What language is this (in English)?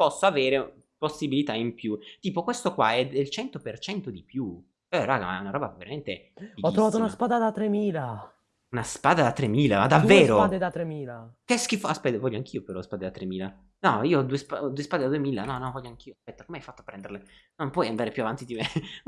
Italian